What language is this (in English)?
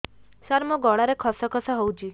Odia